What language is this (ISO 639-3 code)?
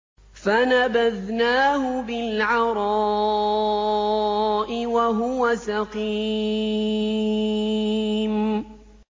ara